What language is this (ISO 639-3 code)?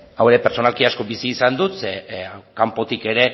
eus